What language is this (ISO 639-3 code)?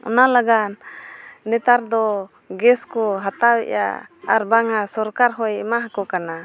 sat